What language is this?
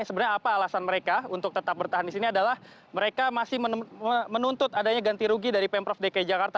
Indonesian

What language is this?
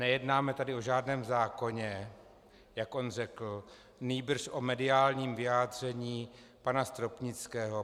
Czech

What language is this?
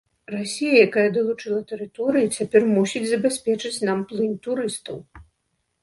Belarusian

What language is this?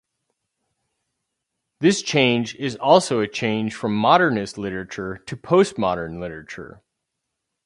English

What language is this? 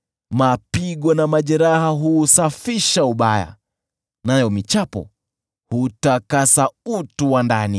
Swahili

